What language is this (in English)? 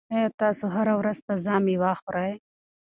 Pashto